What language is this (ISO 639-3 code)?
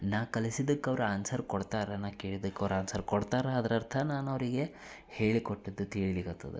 kan